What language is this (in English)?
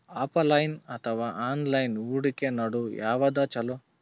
Kannada